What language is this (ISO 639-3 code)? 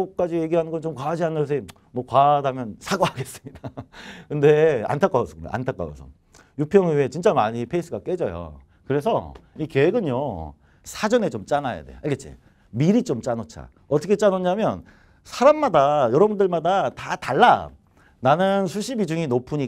kor